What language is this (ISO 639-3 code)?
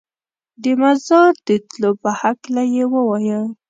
pus